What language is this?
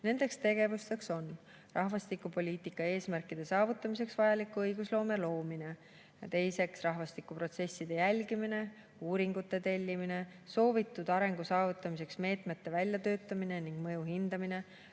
Estonian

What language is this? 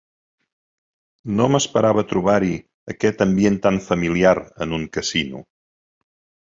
Catalan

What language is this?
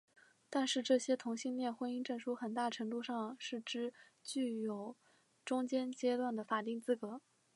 Chinese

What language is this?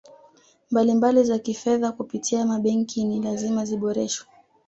Swahili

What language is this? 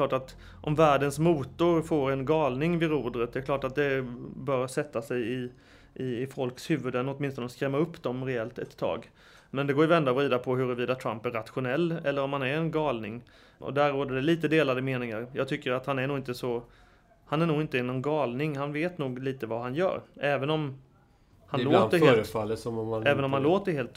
Swedish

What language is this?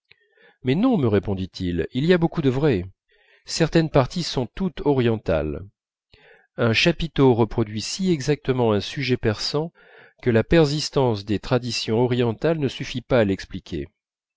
French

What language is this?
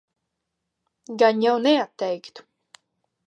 Latvian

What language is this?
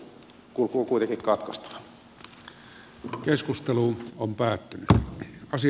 Finnish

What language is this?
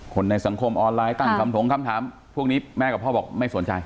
Thai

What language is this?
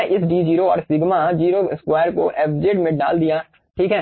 Hindi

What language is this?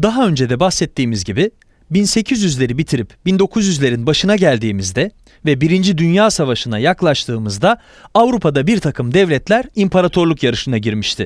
Turkish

